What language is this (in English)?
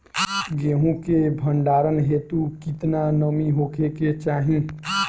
Bhojpuri